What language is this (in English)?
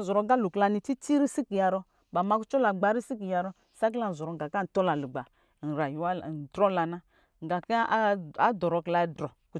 Lijili